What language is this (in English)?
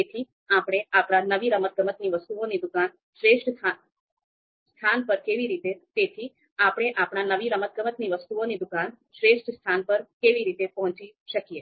Gujarati